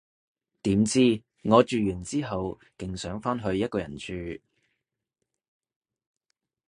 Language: Cantonese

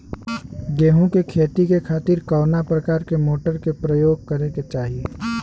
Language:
Bhojpuri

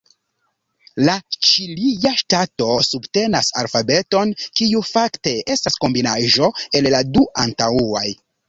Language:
Esperanto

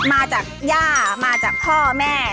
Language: Thai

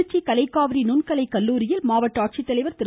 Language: Tamil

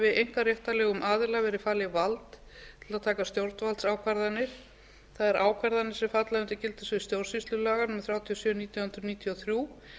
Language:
Icelandic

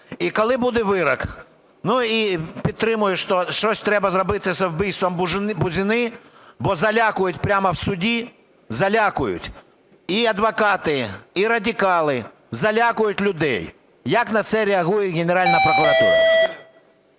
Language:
Ukrainian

